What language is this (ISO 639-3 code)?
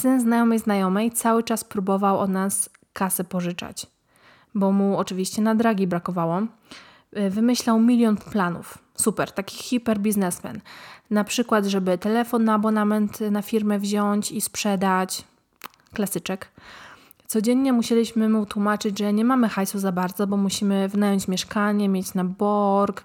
pol